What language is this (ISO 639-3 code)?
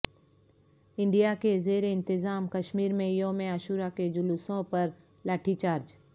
urd